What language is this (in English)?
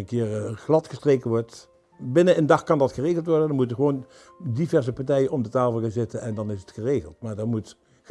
Dutch